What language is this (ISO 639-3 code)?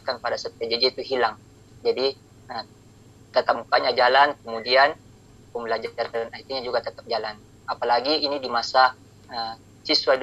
ind